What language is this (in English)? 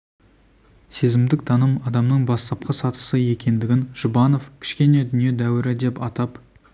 Kazakh